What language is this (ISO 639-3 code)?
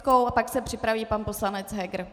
ces